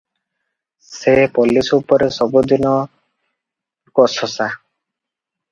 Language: Odia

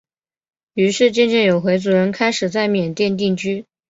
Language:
Chinese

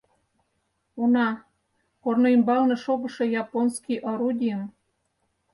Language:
Mari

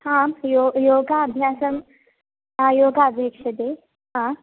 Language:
Sanskrit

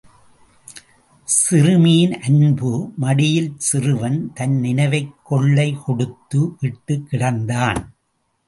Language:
Tamil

